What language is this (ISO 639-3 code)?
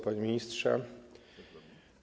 pol